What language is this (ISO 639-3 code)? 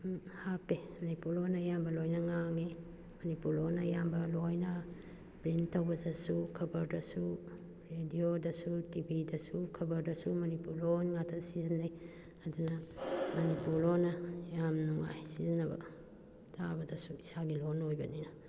mni